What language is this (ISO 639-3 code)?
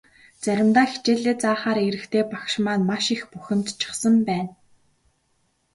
mon